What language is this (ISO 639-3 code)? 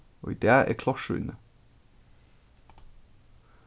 fao